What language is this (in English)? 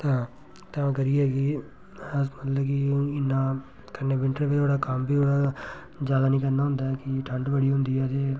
Dogri